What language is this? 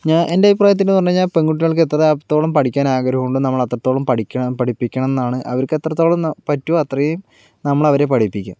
Malayalam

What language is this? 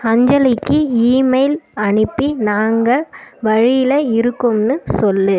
Tamil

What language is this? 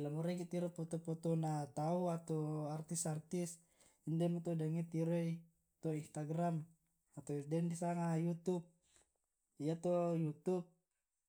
Tae'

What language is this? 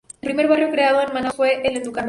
Spanish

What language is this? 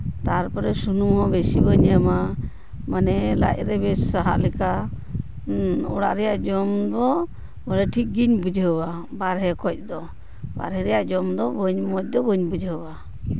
Santali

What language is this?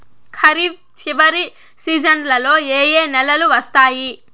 Telugu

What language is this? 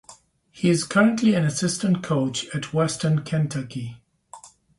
English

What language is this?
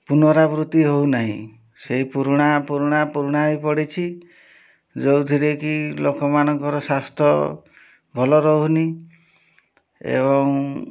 Odia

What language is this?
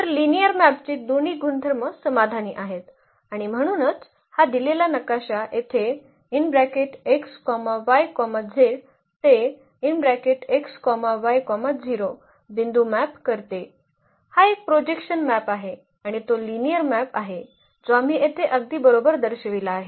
Marathi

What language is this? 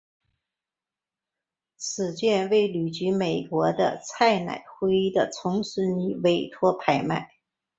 Chinese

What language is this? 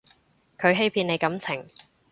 Cantonese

